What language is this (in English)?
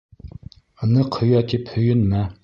Bashkir